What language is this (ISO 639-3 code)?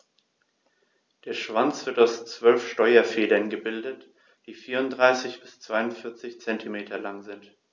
deu